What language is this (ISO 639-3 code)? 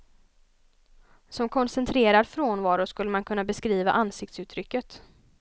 swe